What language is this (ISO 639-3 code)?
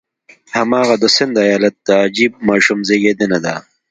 pus